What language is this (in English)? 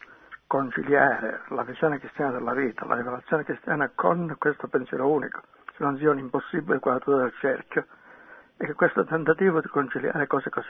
Italian